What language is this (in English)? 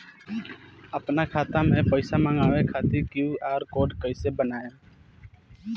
Bhojpuri